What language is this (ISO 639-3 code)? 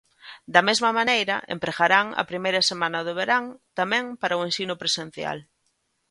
glg